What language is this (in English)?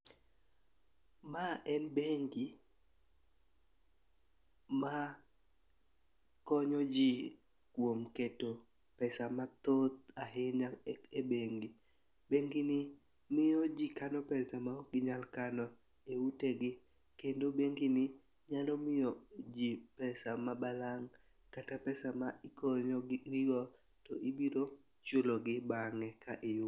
Luo (Kenya and Tanzania)